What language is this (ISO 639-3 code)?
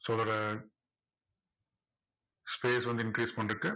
tam